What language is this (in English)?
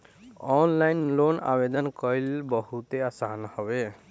Bhojpuri